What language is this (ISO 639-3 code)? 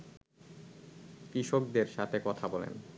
ben